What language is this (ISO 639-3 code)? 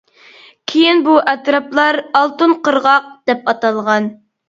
uig